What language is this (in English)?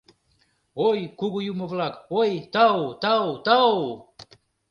Mari